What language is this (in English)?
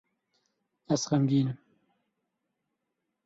Kurdish